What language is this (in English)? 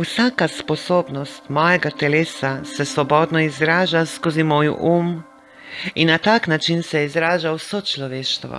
Bosnian